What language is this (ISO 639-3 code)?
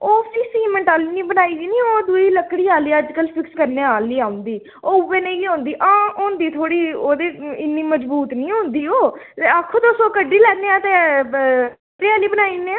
doi